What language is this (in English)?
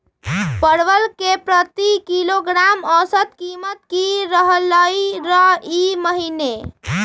Magahi